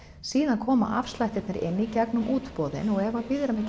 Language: Icelandic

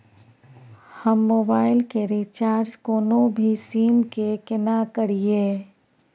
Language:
Maithili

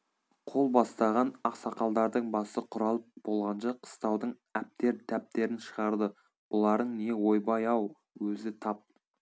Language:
Kazakh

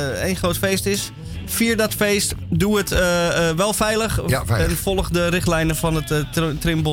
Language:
Dutch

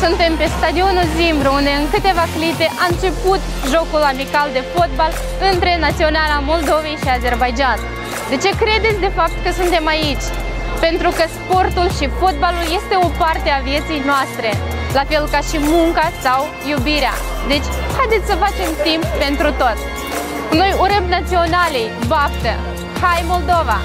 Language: Romanian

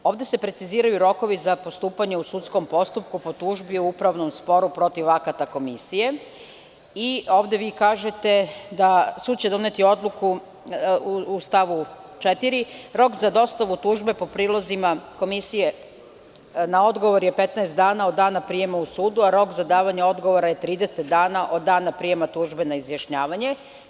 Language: Serbian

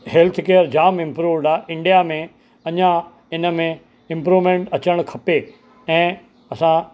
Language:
Sindhi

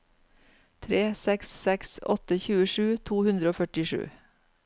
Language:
Norwegian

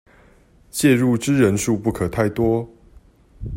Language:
Chinese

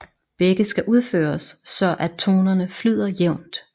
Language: Danish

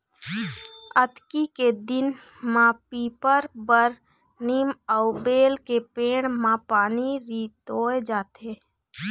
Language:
Chhattisgarhi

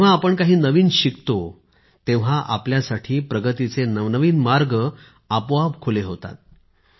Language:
Marathi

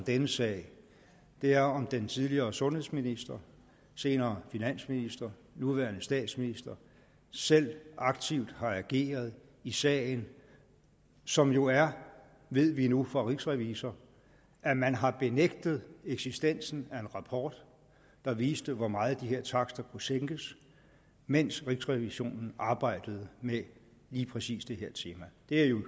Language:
Danish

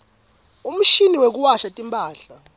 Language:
Swati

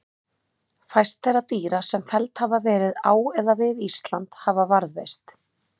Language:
Icelandic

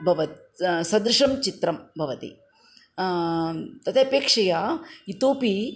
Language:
Sanskrit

